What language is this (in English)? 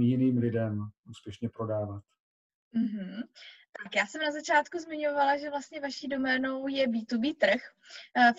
Czech